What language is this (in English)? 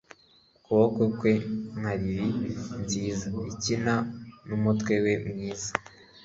Kinyarwanda